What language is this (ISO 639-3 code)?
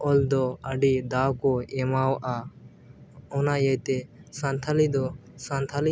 sat